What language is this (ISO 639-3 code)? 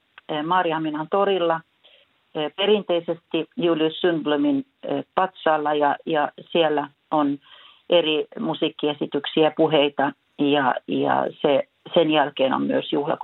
fin